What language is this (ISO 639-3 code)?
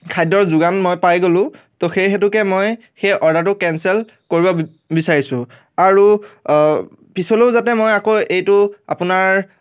asm